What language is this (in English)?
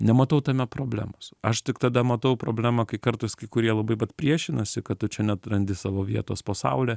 Lithuanian